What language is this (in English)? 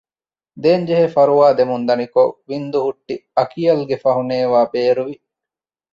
Divehi